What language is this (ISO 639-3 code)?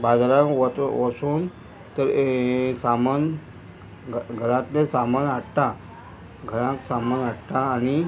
kok